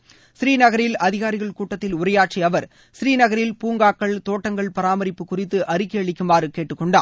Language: Tamil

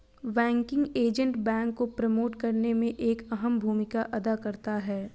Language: Hindi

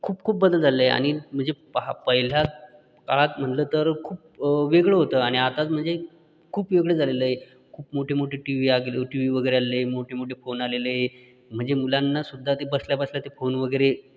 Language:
Marathi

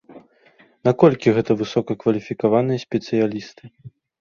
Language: Belarusian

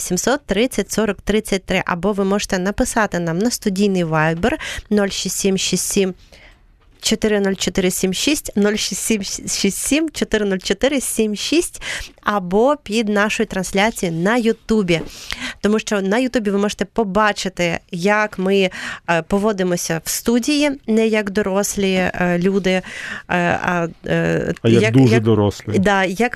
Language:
Ukrainian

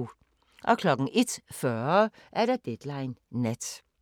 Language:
Danish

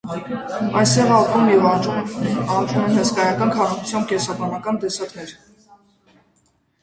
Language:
Armenian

